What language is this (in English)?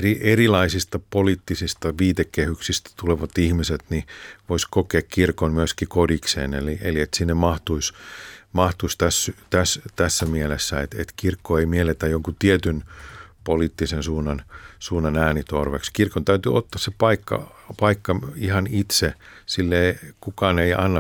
Finnish